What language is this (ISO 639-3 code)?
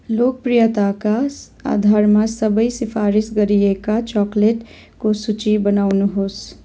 nep